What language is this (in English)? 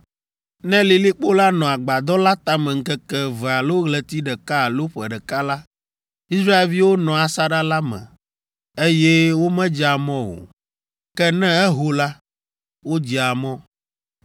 Ewe